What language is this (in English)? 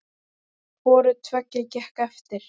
Icelandic